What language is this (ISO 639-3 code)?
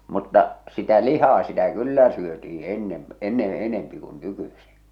fin